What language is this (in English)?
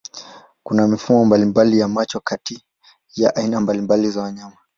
Swahili